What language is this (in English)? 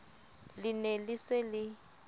Southern Sotho